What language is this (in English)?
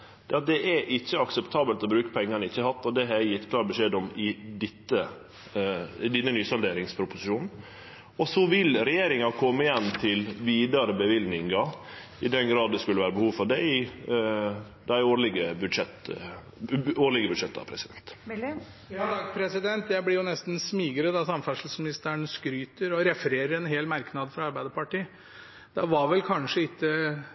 Norwegian